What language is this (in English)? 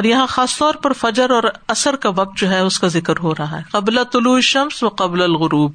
Urdu